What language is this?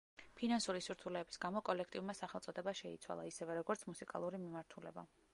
Georgian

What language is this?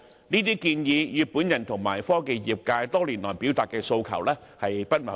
Cantonese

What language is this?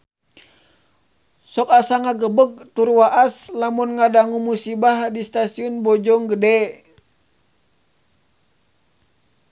Sundanese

